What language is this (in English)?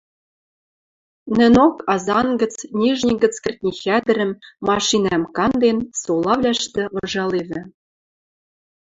Western Mari